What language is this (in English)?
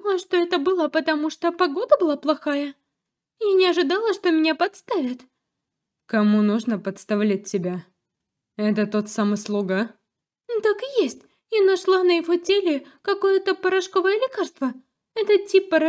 Russian